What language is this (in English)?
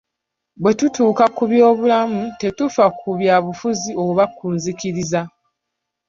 Ganda